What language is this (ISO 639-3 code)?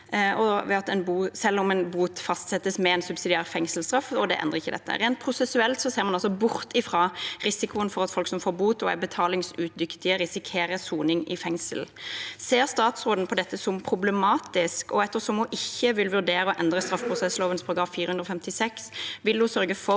nor